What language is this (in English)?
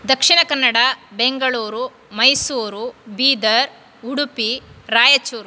Sanskrit